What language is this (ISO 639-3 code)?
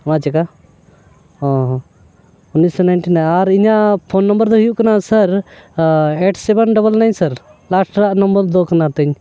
sat